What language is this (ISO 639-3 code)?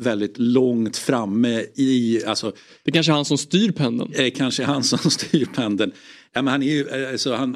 swe